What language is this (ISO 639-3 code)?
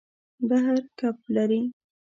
pus